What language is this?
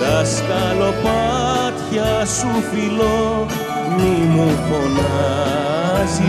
Greek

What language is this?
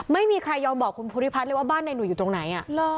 Thai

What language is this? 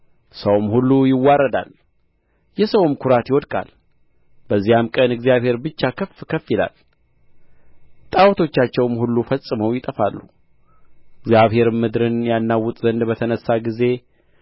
Amharic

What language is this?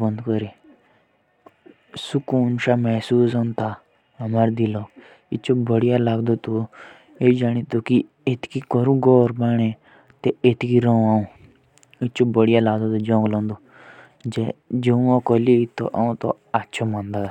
Jaunsari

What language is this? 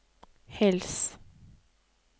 Norwegian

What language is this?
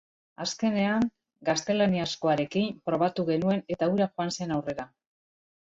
Basque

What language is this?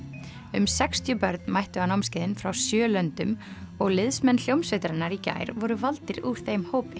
Icelandic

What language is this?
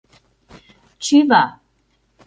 Mari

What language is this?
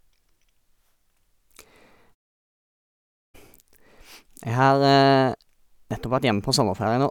Norwegian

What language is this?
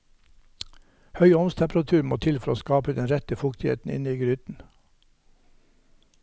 Norwegian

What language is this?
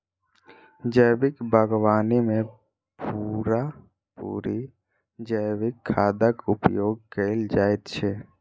Maithili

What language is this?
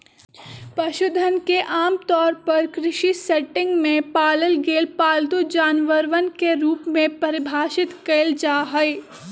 Magahi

